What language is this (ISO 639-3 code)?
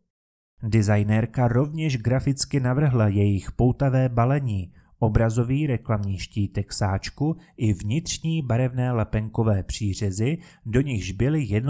ces